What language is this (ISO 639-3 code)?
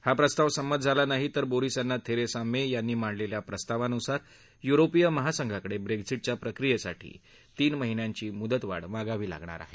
mar